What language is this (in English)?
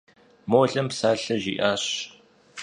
Kabardian